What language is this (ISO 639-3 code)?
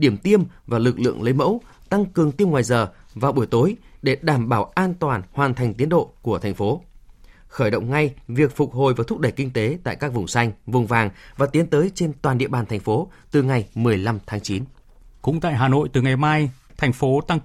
vie